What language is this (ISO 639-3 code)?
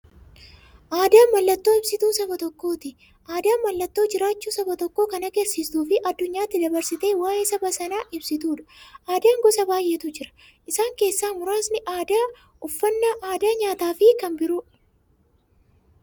orm